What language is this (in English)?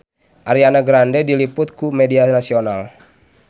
Sundanese